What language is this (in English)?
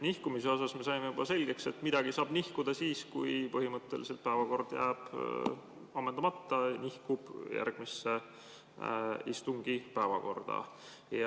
Estonian